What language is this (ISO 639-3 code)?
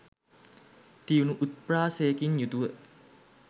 sin